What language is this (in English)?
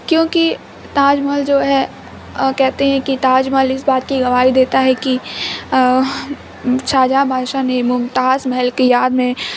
Urdu